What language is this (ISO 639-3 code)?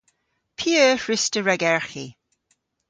cor